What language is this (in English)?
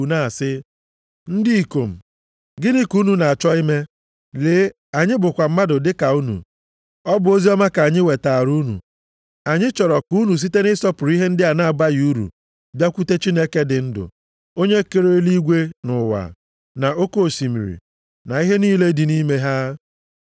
Igbo